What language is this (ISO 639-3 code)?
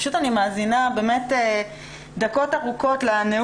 heb